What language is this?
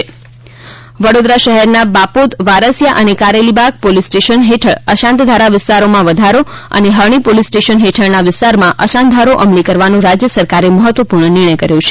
Gujarati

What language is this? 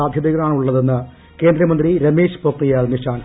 Malayalam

